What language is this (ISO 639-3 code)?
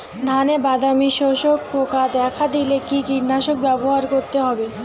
ben